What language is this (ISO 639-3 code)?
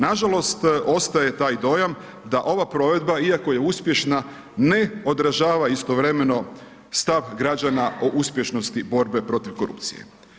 hrv